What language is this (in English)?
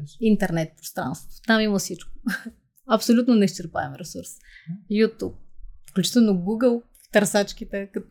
Bulgarian